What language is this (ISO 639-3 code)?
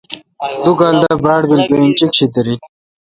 xka